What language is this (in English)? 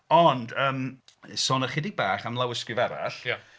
Welsh